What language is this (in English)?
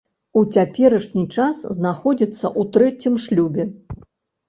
Belarusian